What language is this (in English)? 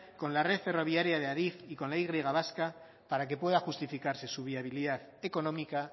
Spanish